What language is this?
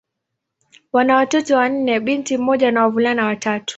Swahili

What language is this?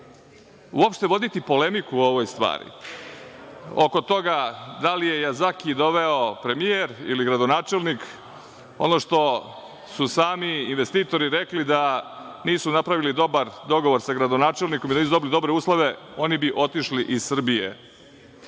Serbian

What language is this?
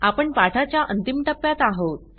Marathi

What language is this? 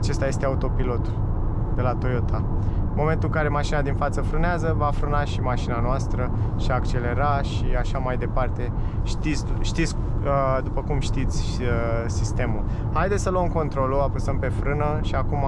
Romanian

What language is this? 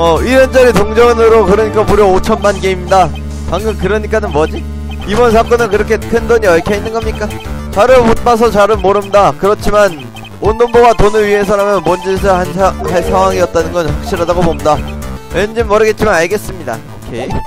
Korean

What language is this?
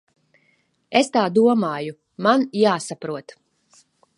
Latvian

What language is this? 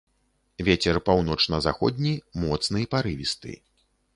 Belarusian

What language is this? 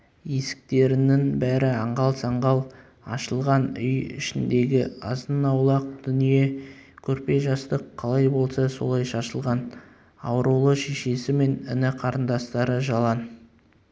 Kazakh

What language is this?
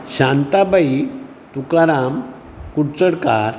Konkani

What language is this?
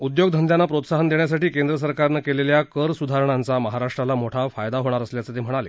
Marathi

